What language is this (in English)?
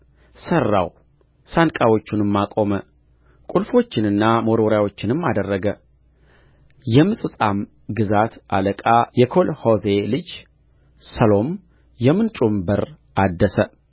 Amharic